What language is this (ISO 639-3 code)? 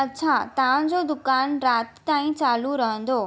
snd